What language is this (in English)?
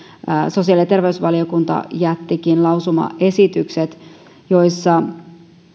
Finnish